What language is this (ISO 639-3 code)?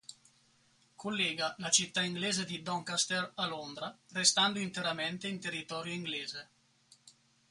ita